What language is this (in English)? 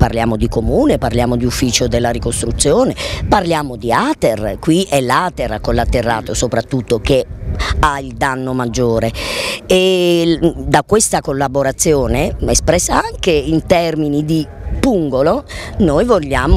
Italian